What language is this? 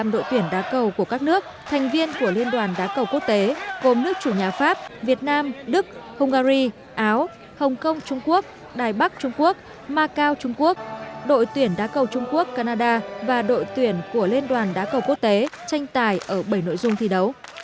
Vietnamese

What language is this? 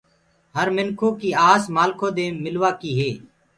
Gurgula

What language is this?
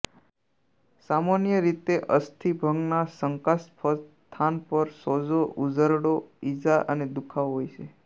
Gujarati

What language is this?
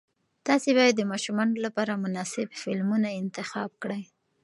Pashto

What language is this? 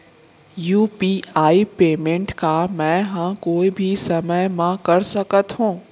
Chhattisgarhi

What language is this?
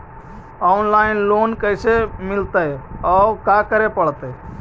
Magahi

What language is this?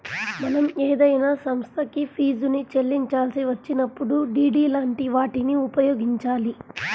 Telugu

